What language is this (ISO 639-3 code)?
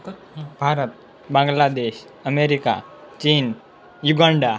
guj